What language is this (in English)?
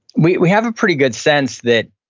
English